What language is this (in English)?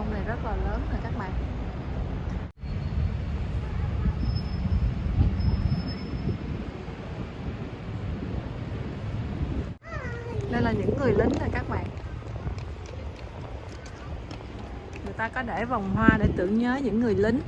Vietnamese